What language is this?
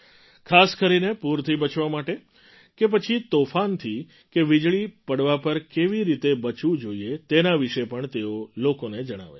Gujarati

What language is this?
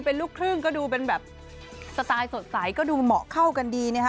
Thai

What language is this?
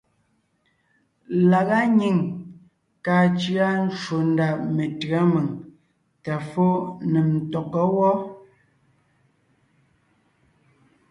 Ngiemboon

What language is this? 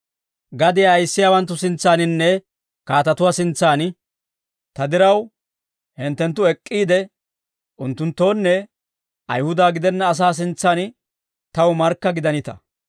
Dawro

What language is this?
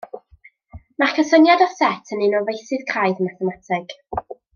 Welsh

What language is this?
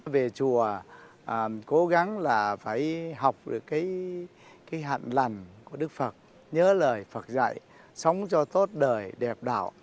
Vietnamese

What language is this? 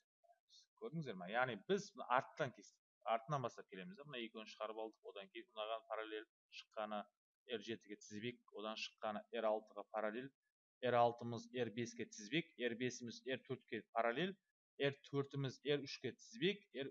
Turkish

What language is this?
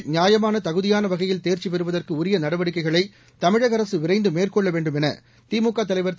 Tamil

